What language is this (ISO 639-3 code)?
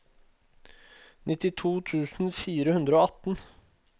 nor